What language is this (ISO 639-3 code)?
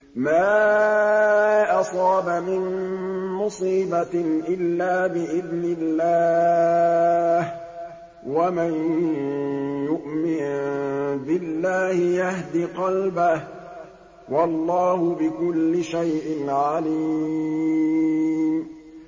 ara